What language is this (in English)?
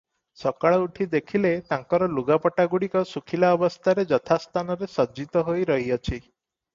Odia